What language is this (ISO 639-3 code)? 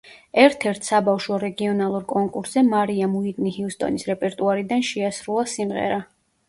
kat